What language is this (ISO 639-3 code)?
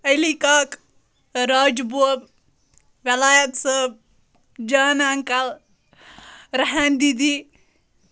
kas